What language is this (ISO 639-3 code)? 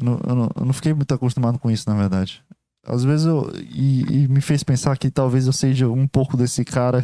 por